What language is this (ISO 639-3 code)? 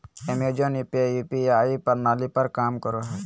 mag